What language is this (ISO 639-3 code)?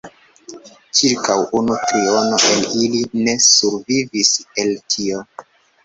epo